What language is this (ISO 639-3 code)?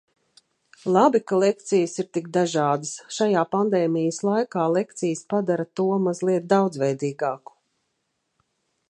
lav